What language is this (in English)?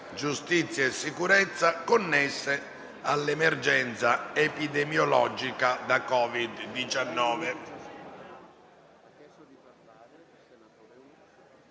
Italian